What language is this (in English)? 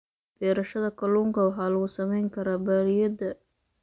Somali